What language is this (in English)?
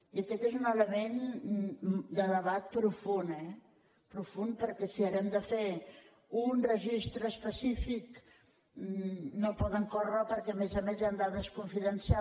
Catalan